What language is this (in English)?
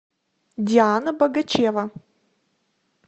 Russian